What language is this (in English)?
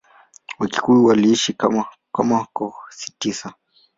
Swahili